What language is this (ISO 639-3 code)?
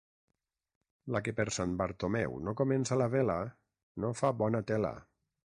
cat